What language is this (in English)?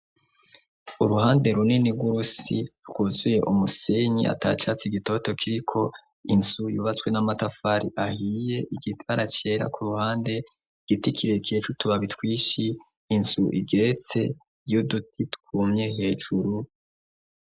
Rundi